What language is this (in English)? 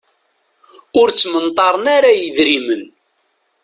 Kabyle